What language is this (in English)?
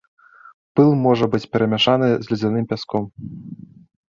Belarusian